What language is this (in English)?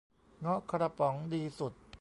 Thai